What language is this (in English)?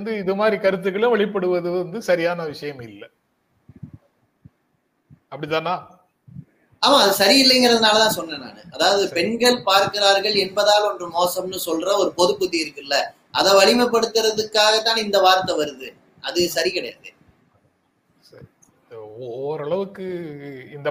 Tamil